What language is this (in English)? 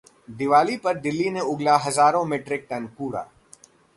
Hindi